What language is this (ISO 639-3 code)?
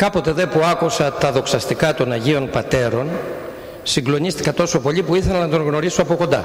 ell